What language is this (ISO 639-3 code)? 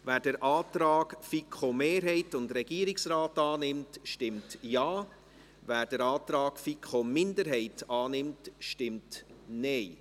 gsw